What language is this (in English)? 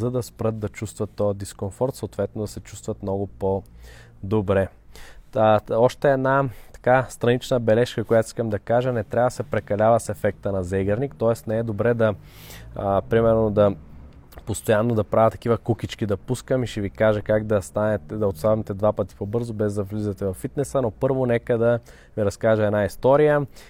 Bulgarian